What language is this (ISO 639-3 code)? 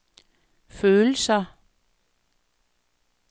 dan